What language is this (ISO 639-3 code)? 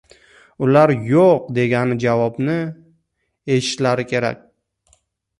uzb